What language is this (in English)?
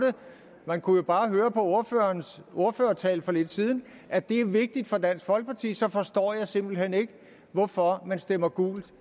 Danish